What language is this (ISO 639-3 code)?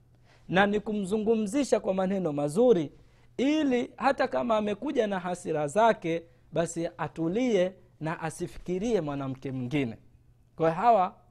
swa